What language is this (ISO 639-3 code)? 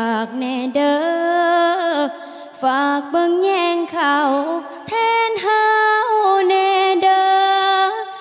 tha